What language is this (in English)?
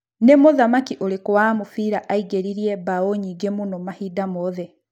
Kikuyu